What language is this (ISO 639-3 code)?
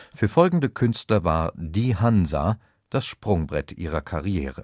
deu